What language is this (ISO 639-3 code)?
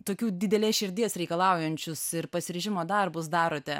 lit